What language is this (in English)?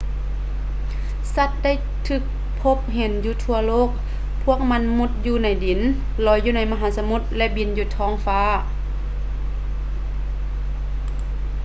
Lao